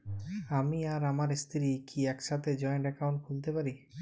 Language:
Bangla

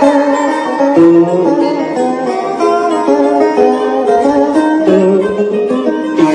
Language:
Vietnamese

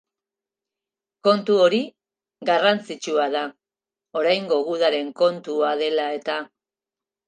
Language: Basque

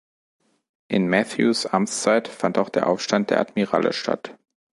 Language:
German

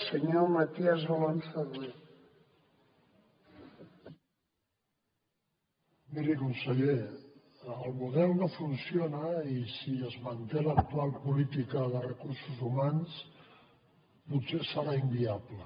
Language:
Catalan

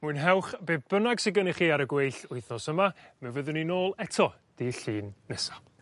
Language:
Welsh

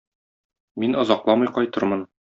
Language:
Tatar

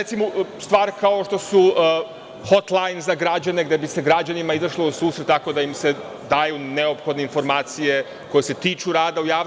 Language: Serbian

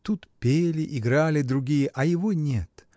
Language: Russian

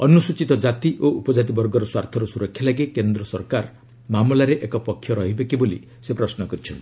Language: Odia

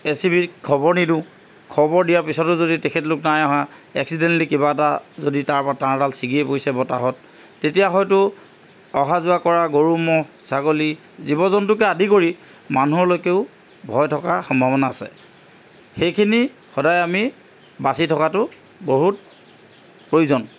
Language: Assamese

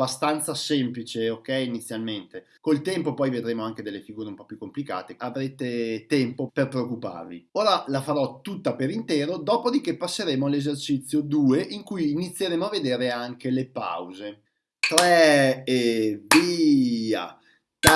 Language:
Italian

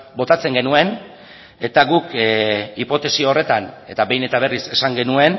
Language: Basque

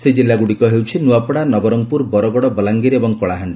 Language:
Odia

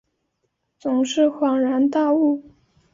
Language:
Chinese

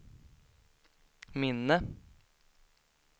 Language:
Swedish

